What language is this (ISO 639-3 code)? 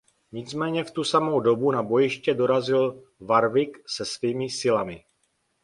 ces